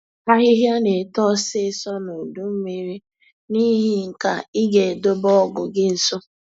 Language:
Igbo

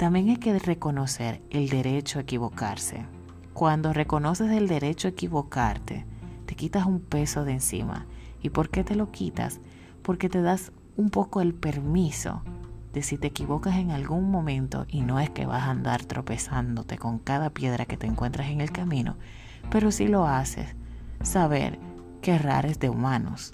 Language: Spanish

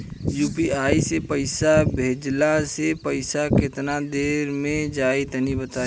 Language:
Bhojpuri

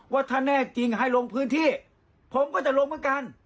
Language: Thai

